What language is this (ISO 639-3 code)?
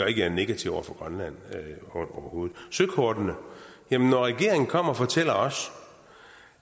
dan